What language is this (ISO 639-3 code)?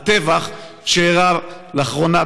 heb